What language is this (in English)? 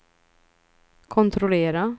Swedish